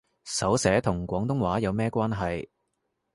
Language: Cantonese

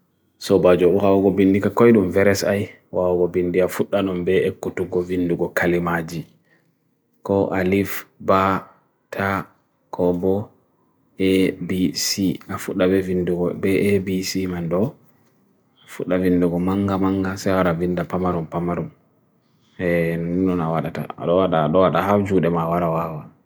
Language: Bagirmi Fulfulde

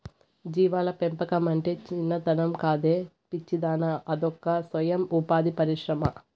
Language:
Telugu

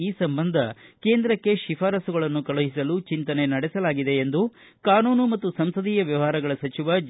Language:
Kannada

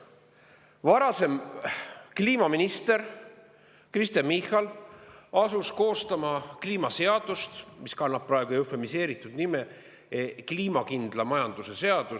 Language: Estonian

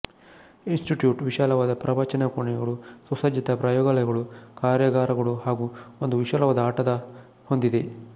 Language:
Kannada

